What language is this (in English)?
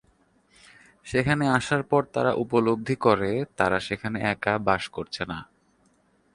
Bangla